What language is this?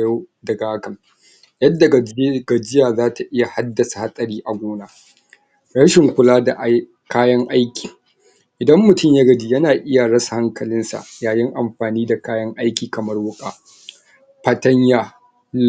Hausa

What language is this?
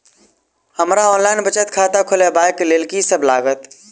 Maithili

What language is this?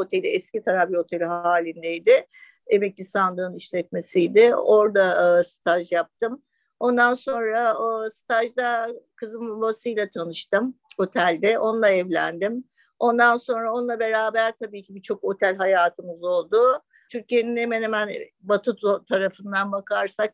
Turkish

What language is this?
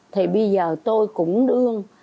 Vietnamese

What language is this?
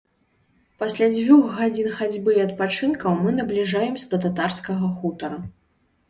Belarusian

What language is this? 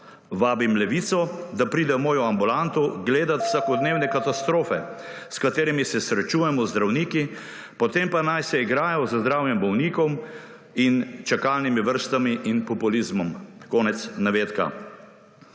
Slovenian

